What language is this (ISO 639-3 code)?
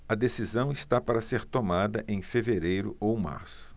por